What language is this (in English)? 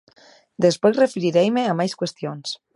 Galician